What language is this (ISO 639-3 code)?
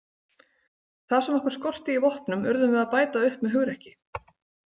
isl